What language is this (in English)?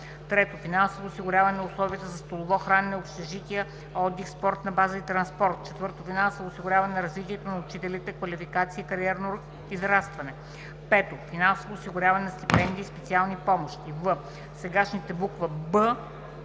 Bulgarian